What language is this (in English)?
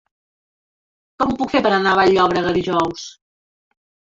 Catalan